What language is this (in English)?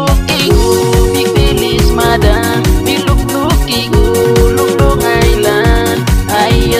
Indonesian